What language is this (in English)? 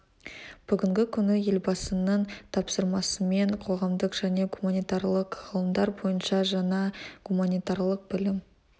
Kazakh